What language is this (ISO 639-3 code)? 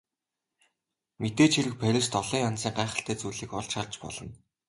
mon